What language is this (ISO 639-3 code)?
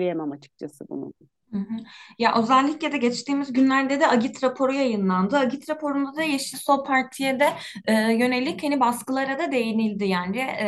tur